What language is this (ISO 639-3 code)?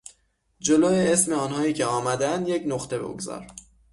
fas